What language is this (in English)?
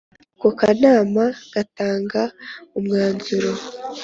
Kinyarwanda